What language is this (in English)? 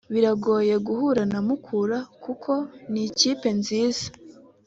Kinyarwanda